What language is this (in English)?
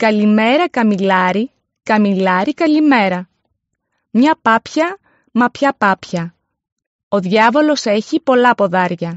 Greek